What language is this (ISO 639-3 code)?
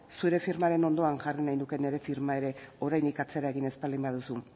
eus